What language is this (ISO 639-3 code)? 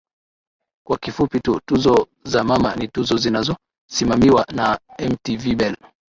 swa